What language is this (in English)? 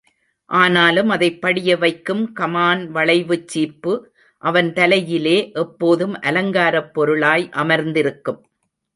Tamil